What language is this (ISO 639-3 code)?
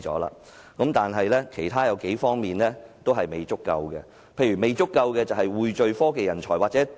yue